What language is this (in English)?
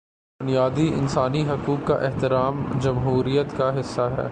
Urdu